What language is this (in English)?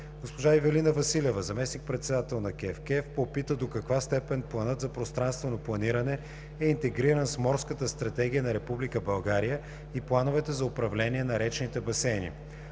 Bulgarian